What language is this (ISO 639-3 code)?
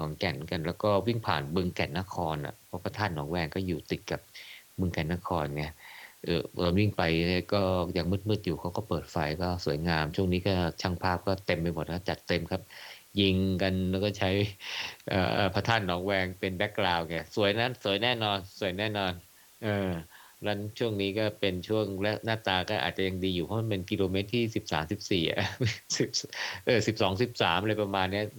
tha